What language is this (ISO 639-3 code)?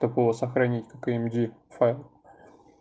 rus